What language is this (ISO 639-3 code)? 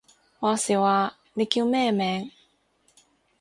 yue